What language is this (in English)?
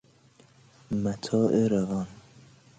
Persian